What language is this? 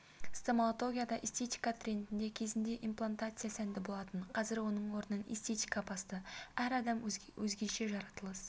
Kazakh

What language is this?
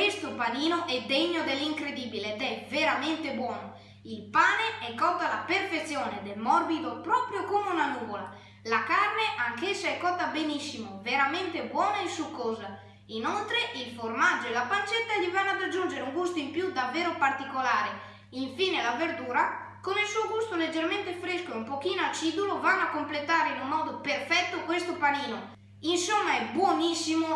Italian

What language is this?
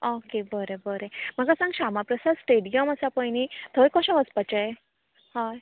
Konkani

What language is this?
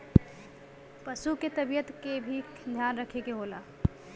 Bhojpuri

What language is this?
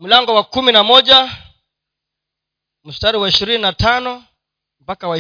Swahili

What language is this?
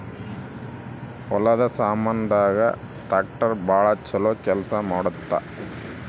Kannada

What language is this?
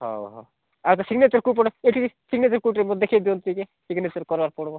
Odia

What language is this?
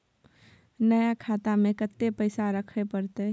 Maithili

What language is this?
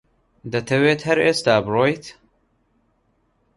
Central Kurdish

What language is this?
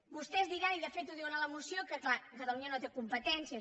Catalan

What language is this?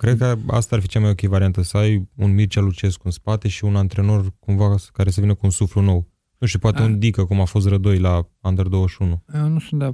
Romanian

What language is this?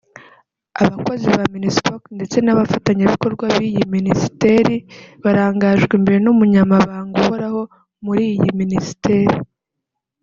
Kinyarwanda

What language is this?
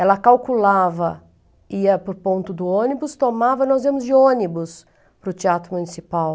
Portuguese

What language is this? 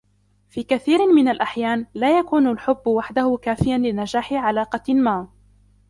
Arabic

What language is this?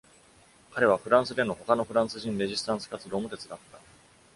Japanese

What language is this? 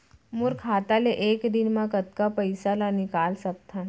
Chhattisgarhi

